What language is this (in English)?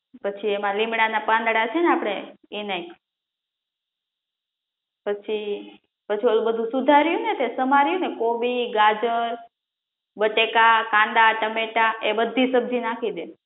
Gujarati